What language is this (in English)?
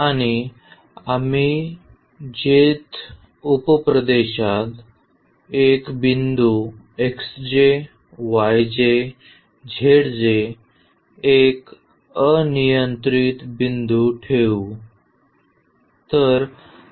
Marathi